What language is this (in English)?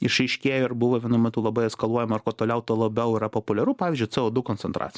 Lithuanian